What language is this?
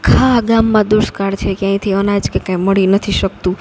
Gujarati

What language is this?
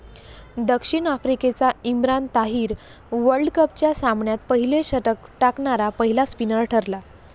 Marathi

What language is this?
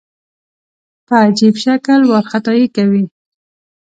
Pashto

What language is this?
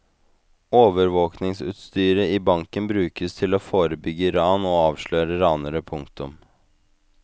Norwegian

